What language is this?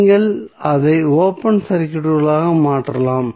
Tamil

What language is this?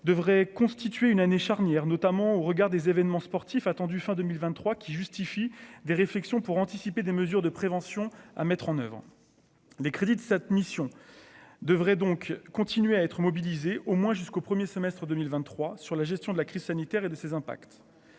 French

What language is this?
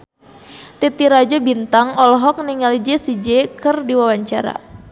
Sundanese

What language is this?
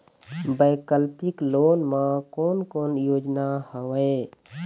Chhattisgarhi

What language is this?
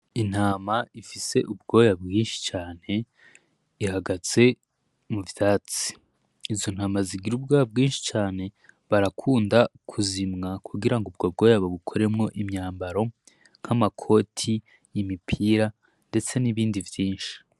Rundi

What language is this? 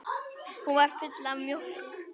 Icelandic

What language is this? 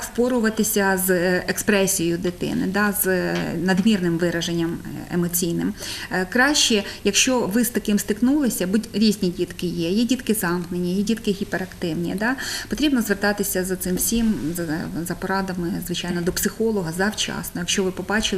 Ukrainian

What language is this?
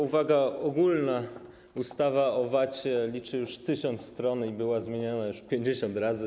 Polish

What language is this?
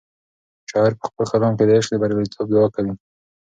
Pashto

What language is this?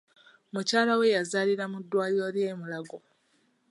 Ganda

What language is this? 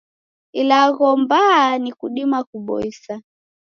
Taita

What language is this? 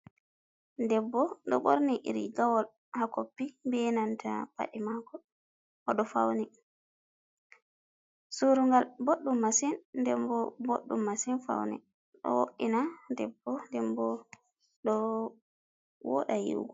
Fula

